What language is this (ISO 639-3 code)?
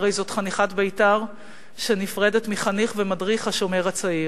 heb